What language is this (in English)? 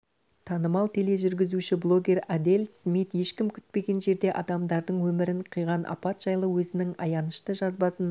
Kazakh